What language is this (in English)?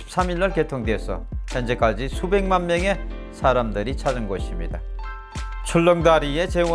Korean